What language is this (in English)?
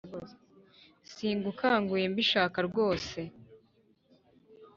Kinyarwanda